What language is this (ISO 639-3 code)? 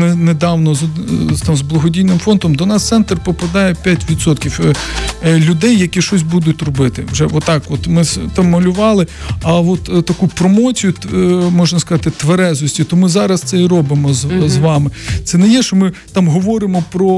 ukr